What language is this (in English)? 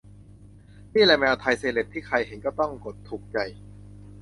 Thai